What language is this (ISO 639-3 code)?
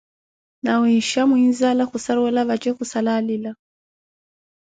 eko